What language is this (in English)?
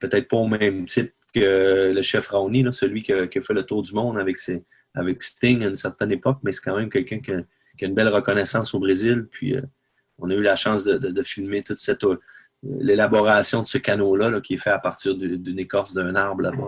French